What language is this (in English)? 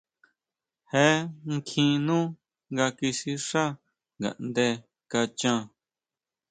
Huautla Mazatec